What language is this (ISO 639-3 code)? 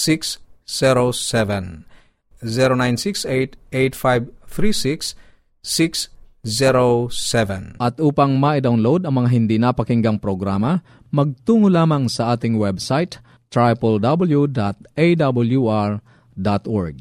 fil